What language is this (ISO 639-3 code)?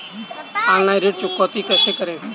hin